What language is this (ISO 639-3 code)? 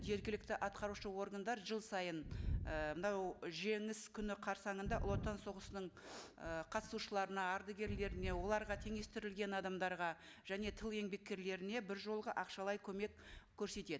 kaz